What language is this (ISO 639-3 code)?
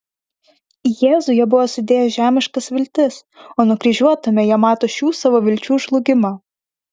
lit